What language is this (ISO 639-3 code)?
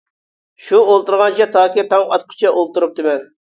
uig